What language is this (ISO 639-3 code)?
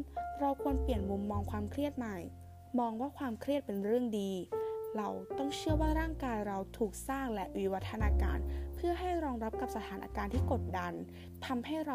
tha